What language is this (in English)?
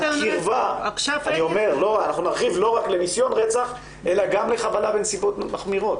Hebrew